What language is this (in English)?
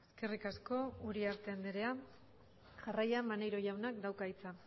Basque